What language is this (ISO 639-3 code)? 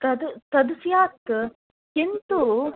san